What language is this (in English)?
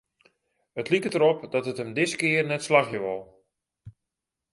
Western Frisian